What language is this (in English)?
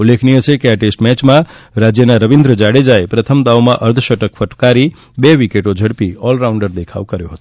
Gujarati